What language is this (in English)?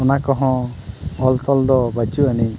Santali